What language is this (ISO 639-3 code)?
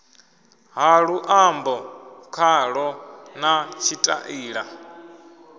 ven